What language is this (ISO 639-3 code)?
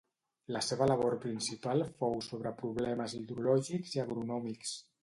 cat